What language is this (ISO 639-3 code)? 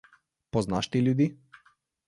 slv